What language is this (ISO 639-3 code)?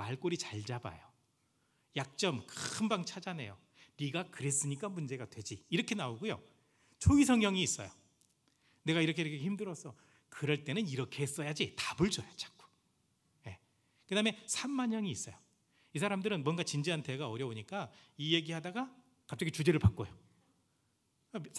kor